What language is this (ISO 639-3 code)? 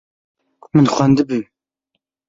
kur